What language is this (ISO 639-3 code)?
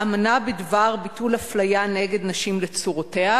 heb